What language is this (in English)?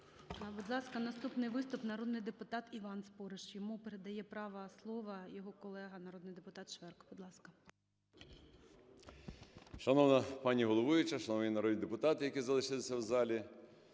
Ukrainian